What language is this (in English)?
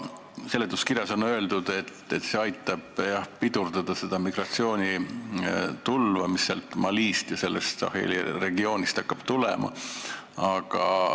Estonian